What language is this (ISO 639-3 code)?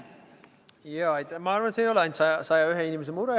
est